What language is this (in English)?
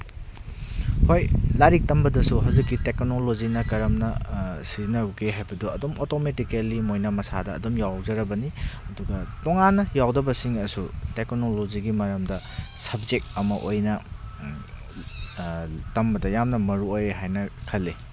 Manipuri